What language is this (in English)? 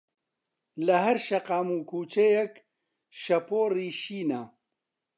Central Kurdish